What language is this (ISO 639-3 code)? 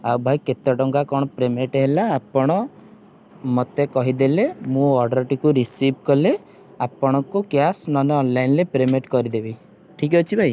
ori